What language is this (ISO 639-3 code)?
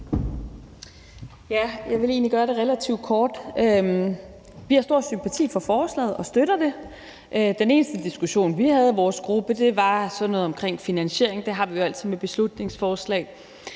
dan